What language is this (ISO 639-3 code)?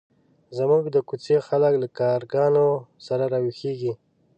pus